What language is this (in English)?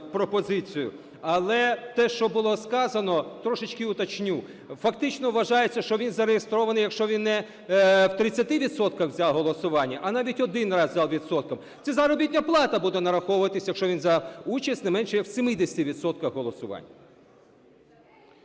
Ukrainian